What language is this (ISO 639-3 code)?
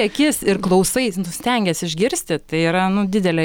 lit